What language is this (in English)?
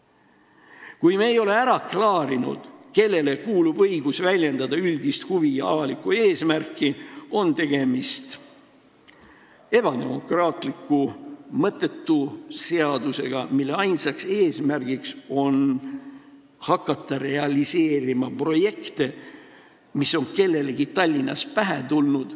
Estonian